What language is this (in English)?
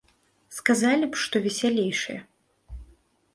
Belarusian